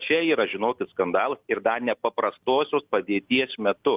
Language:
Lithuanian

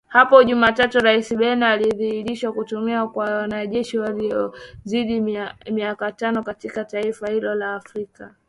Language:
Swahili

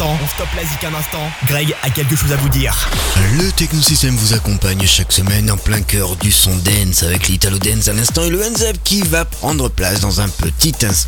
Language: French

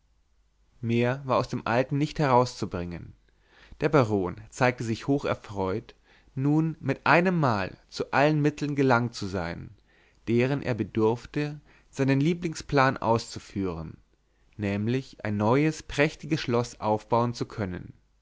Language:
German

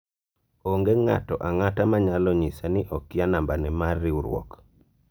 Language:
Luo (Kenya and Tanzania)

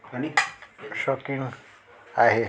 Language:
Sindhi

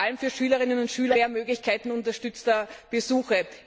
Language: German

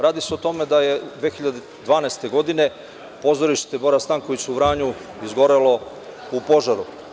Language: Serbian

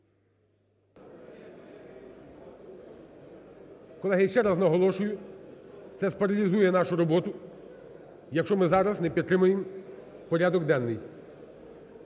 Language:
Ukrainian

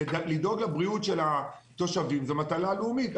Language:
Hebrew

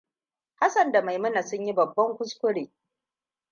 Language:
Hausa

